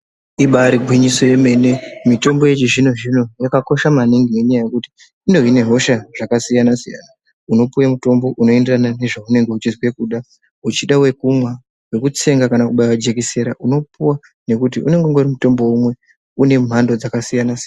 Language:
Ndau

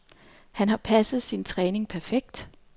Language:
Danish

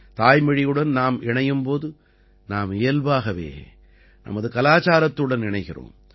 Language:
Tamil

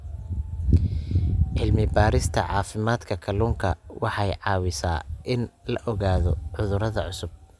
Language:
Somali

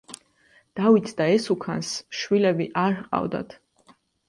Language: Georgian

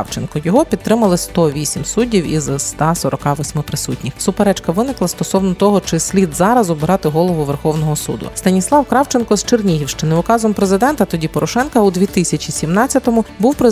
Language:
Ukrainian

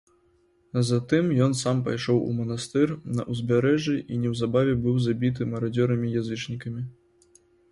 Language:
Belarusian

